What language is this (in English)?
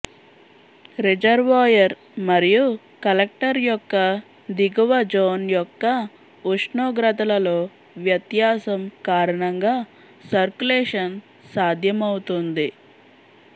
Telugu